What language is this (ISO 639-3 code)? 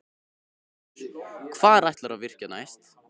isl